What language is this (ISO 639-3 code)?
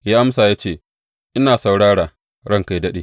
hau